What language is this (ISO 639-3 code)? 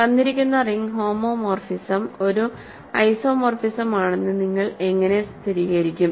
mal